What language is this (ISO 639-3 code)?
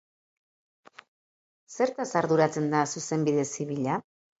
eus